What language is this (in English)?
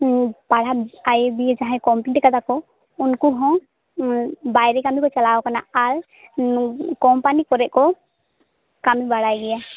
Santali